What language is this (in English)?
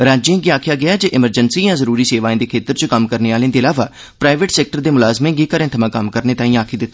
Dogri